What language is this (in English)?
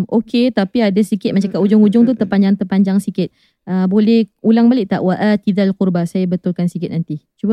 Malay